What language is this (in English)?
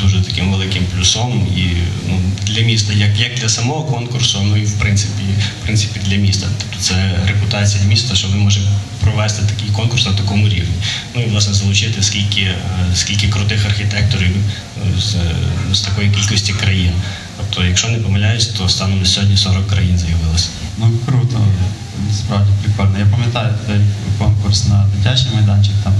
Ukrainian